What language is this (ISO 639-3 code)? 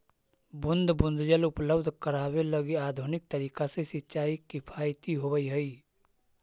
mag